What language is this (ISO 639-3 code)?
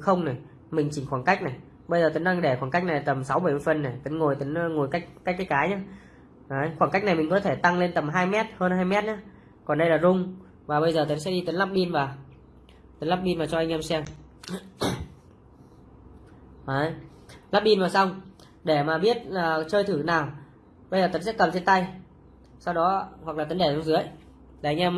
vie